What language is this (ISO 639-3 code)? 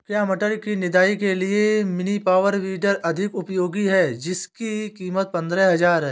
hin